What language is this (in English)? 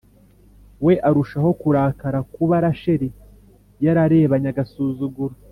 Kinyarwanda